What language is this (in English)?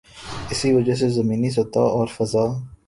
Urdu